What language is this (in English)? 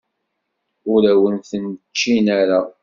Kabyle